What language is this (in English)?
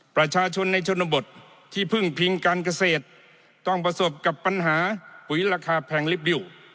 Thai